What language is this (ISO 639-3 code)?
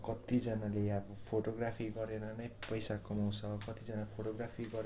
nep